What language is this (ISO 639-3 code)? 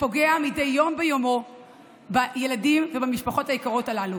heb